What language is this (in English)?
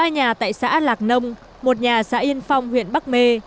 Vietnamese